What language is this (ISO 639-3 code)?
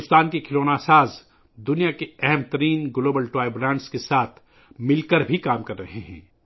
urd